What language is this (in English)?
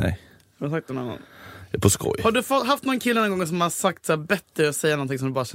Swedish